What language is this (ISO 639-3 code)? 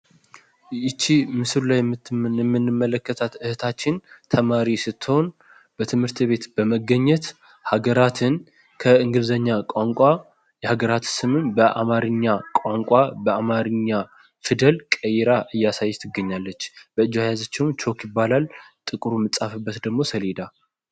amh